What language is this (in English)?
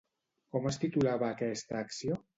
Catalan